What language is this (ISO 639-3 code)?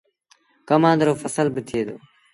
sbn